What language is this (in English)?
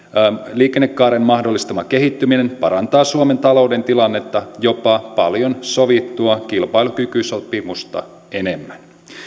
Finnish